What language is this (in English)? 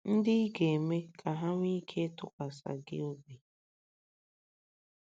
Igbo